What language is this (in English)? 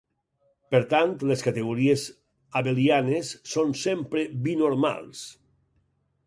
Catalan